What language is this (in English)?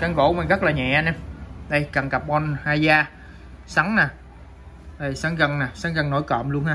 Vietnamese